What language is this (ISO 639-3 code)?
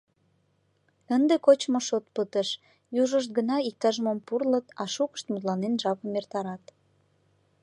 chm